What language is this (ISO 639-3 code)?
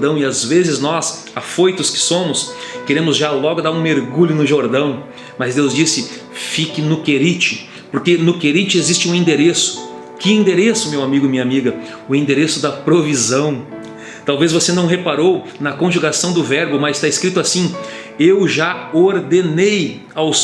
por